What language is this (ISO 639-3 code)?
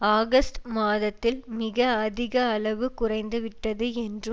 tam